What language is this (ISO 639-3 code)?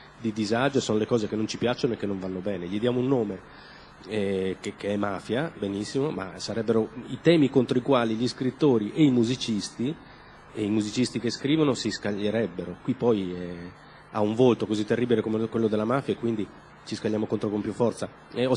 ita